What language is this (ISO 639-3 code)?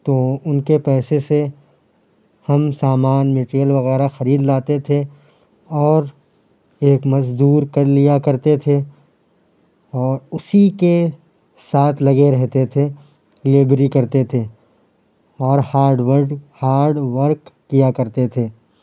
urd